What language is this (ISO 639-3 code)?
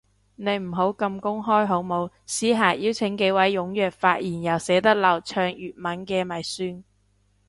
yue